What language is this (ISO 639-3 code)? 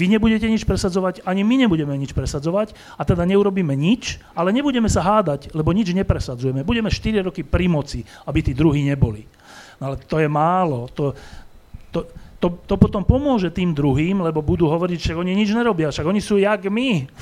slk